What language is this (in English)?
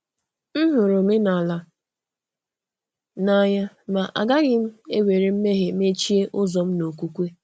Igbo